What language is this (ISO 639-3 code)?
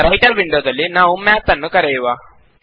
kan